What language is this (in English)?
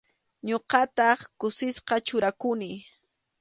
Arequipa-La Unión Quechua